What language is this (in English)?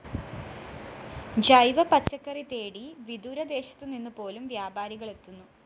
Malayalam